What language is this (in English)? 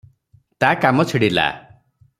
Odia